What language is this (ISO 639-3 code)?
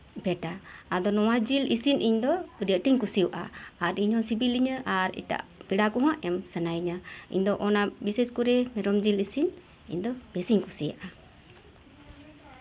sat